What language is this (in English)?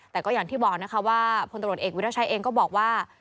Thai